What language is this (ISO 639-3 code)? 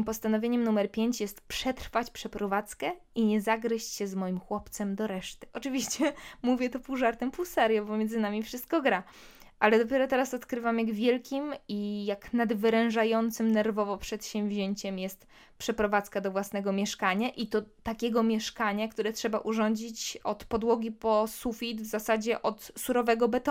pol